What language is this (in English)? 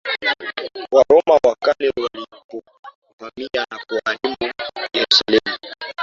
Swahili